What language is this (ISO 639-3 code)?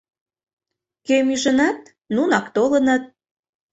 chm